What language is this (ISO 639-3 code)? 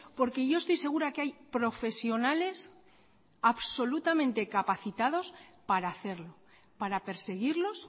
spa